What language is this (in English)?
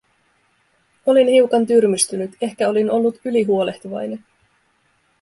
Finnish